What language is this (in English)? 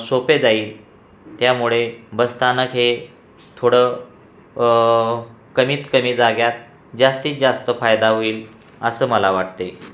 Marathi